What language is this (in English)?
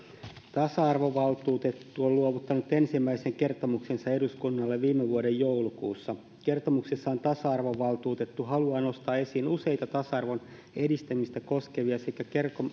Finnish